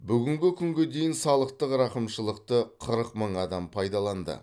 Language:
Kazakh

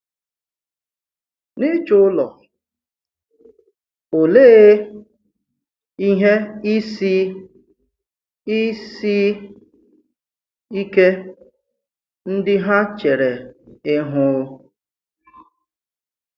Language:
Igbo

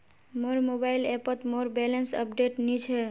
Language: Magahi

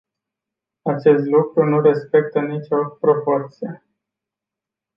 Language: Romanian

